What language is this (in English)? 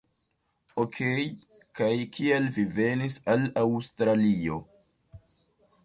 Esperanto